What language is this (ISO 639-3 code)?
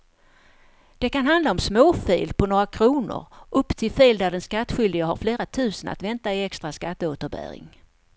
swe